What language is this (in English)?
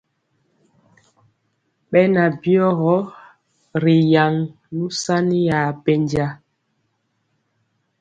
Mpiemo